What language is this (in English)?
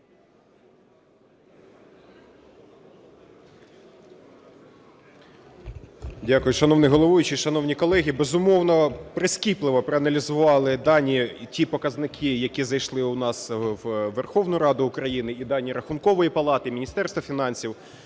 Ukrainian